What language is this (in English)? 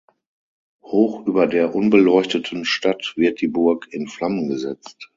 German